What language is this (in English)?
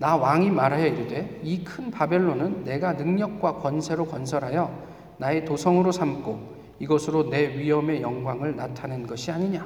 Korean